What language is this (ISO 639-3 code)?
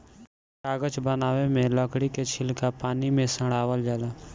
bho